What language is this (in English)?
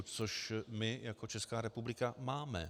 Czech